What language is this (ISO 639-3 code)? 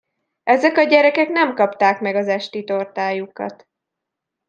hun